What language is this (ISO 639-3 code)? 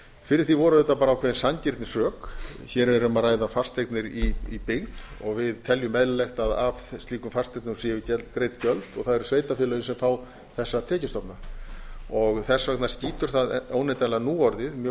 isl